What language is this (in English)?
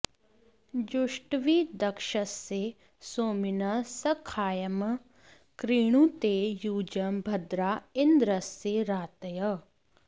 Sanskrit